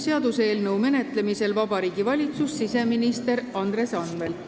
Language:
Estonian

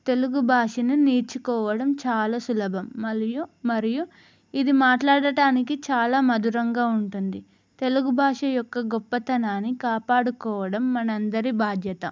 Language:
Telugu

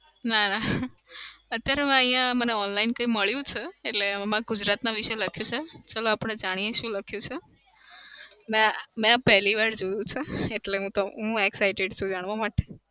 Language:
Gujarati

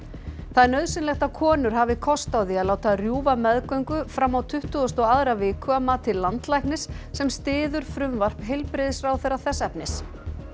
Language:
Icelandic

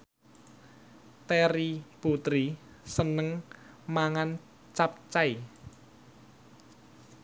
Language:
Javanese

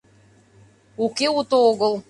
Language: Mari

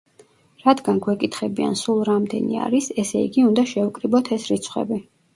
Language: Georgian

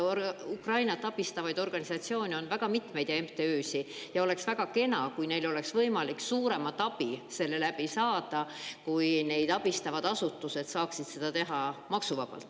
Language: Estonian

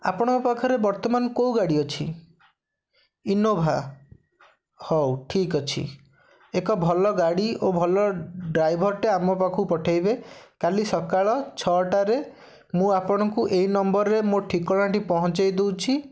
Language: Odia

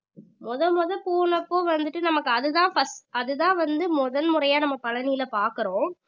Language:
Tamil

